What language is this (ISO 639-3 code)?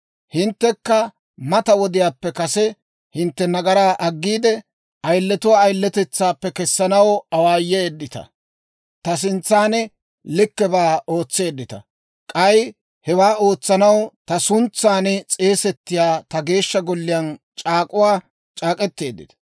dwr